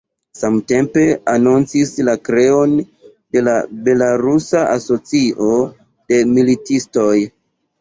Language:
Esperanto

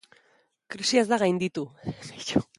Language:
Basque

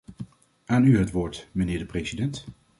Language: Dutch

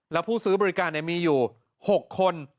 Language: Thai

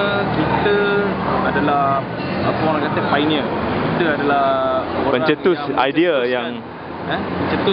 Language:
Malay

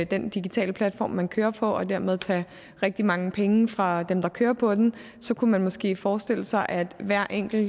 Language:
Danish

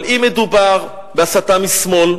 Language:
Hebrew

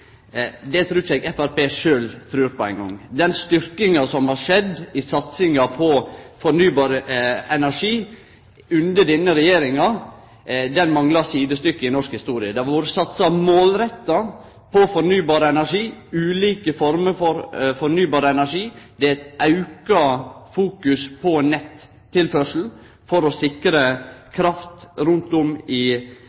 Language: Norwegian Nynorsk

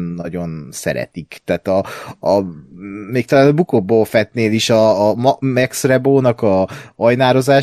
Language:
Hungarian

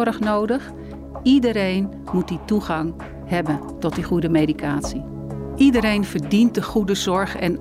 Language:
Dutch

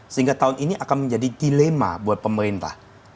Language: Indonesian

